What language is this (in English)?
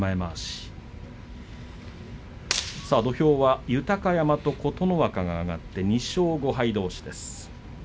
Japanese